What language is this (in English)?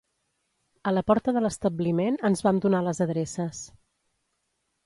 Catalan